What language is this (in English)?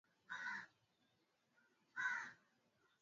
Swahili